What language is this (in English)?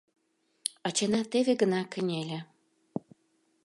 Mari